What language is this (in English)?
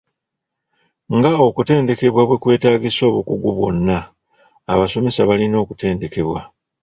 Ganda